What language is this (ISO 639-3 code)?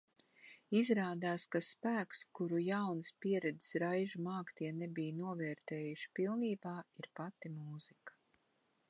lav